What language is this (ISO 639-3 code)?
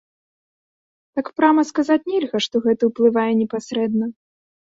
bel